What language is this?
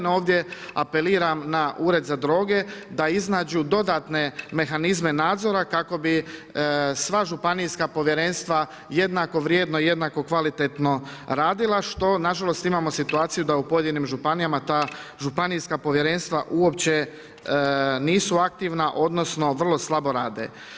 Croatian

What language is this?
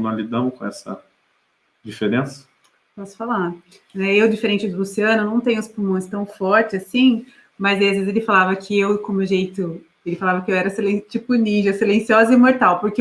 Portuguese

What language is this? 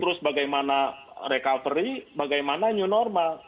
Indonesian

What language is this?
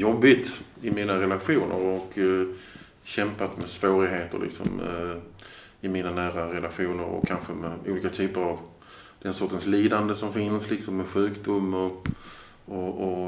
Swedish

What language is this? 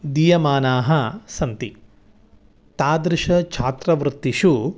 Sanskrit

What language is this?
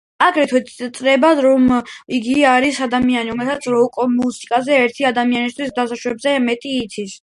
Georgian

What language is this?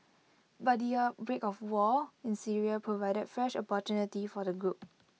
English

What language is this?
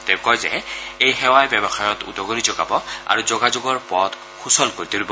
Assamese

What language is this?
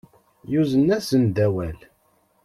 Kabyle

